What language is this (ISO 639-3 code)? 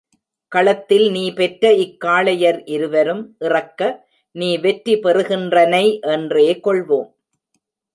tam